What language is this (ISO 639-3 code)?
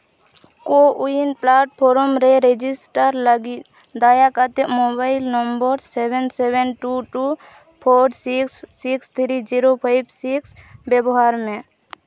sat